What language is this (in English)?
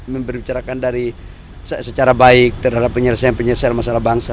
Indonesian